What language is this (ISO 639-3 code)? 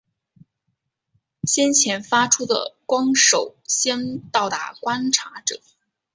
zho